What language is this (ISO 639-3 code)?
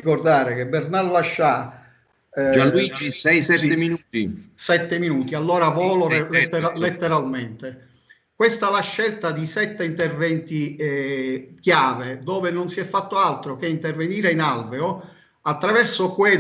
ita